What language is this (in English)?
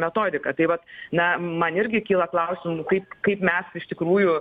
Lithuanian